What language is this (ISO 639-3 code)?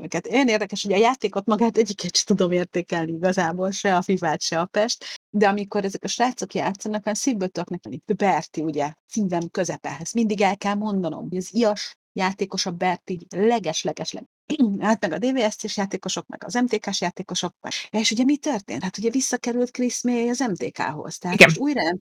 hun